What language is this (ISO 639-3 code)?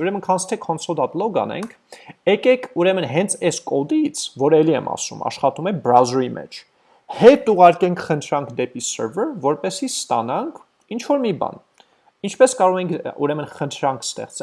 eng